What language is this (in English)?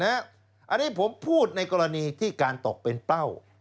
Thai